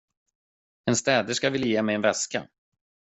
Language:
Swedish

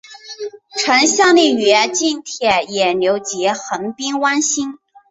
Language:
Chinese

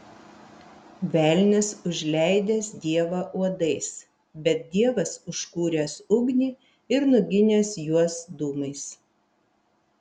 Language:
Lithuanian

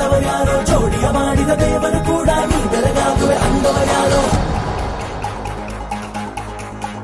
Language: Kannada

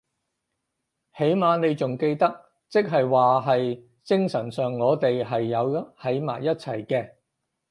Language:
Cantonese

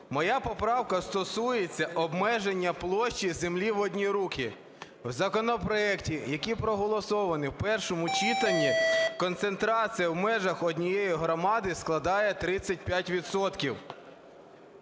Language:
Ukrainian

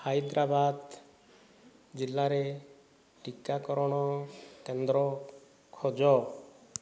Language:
Odia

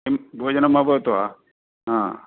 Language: Sanskrit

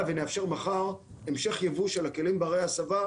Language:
Hebrew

